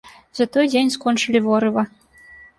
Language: Belarusian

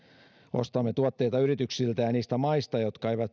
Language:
Finnish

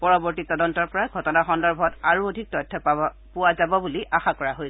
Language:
Assamese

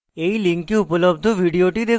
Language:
Bangla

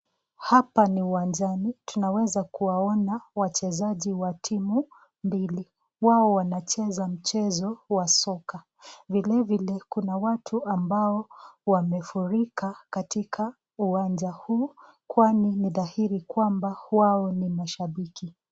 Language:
Swahili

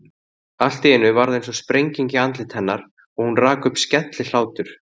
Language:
Icelandic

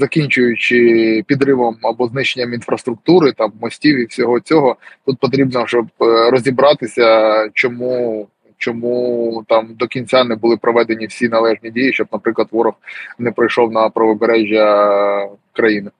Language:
Ukrainian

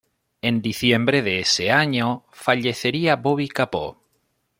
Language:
Spanish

